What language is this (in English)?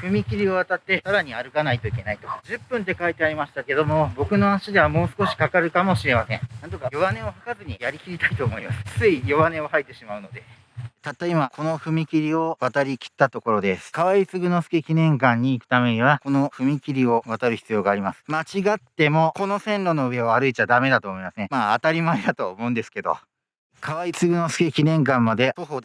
Japanese